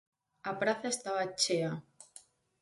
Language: Galician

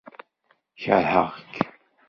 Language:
Kabyle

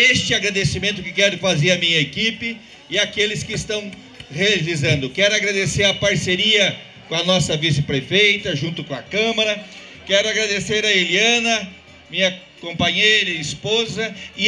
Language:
Portuguese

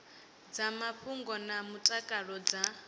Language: Venda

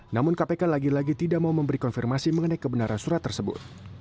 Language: Indonesian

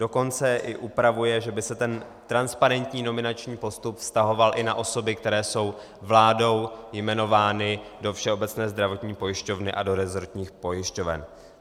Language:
Czech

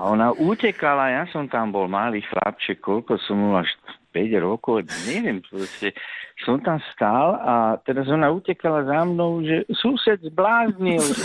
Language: Slovak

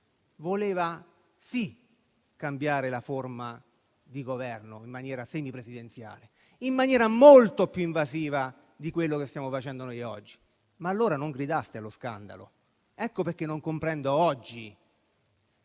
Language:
Italian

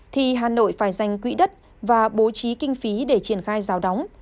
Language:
Vietnamese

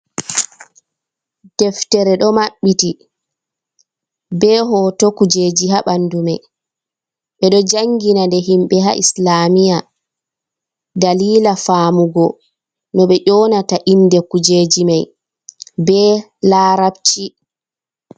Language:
Fula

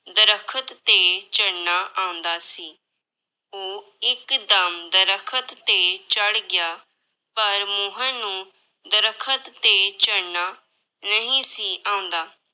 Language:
Punjabi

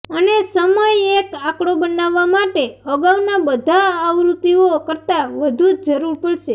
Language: Gujarati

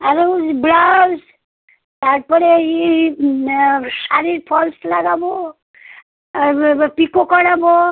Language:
Bangla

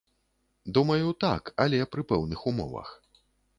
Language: Belarusian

